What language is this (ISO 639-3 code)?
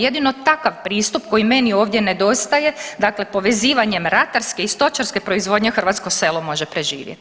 hrv